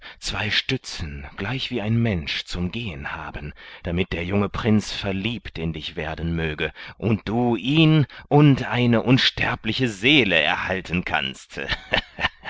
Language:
German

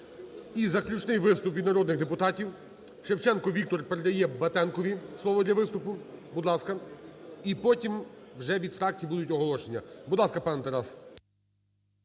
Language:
Ukrainian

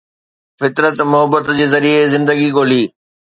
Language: Sindhi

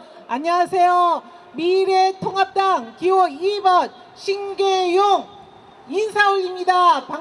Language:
Korean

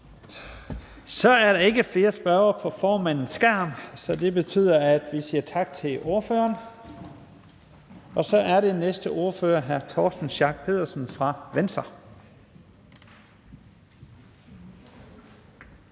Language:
Danish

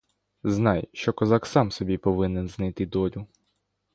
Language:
Ukrainian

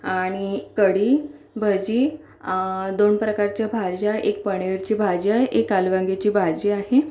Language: Marathi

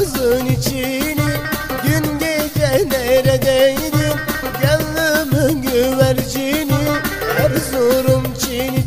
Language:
Arabic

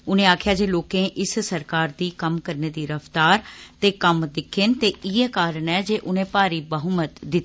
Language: Dogri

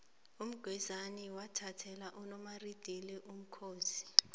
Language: South Ndebele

